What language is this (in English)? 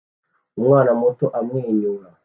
Kinyarwanda